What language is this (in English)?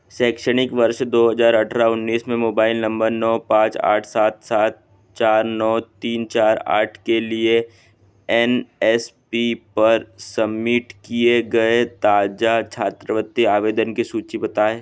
Hindi